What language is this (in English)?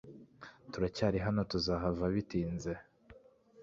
Kinyarwanda